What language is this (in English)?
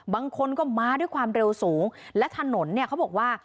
Thai